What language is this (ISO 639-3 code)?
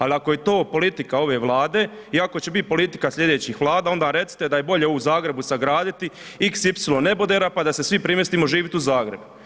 hrv